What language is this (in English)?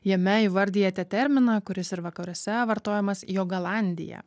Lithuanian